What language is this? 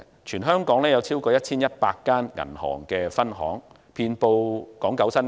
Cantonese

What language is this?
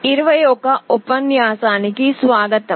Telugu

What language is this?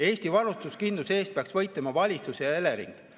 Estonian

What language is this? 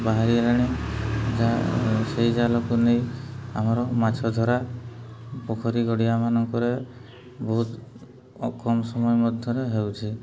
Odia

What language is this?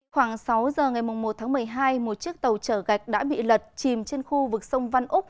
Vietnamese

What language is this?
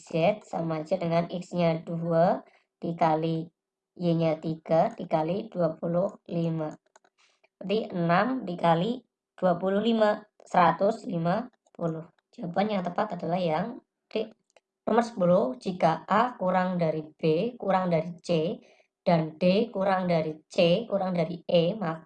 Indonesian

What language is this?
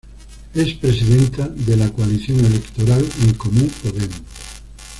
Spanish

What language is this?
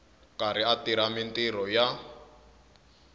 Tsonga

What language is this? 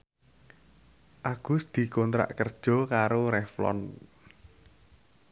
Javanese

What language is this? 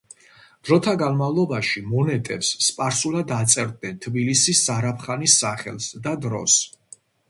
Georgian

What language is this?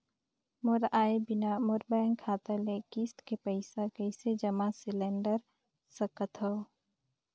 Chhattisgarhi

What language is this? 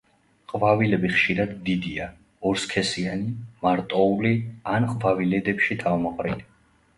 Georgian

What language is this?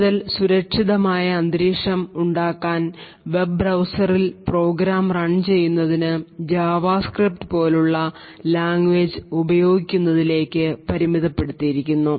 Malayalam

